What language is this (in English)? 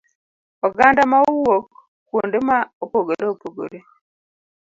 Luo (Kenya and Tanzania)